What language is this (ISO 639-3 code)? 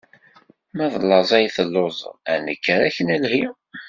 kab